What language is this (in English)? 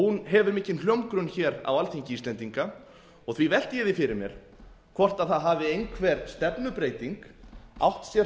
Icelandic